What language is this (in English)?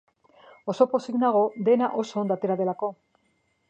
Basque